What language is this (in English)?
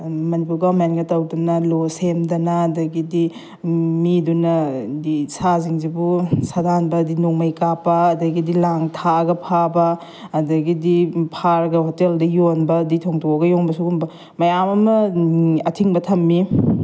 Manipuri